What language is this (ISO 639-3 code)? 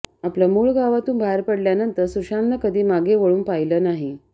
mar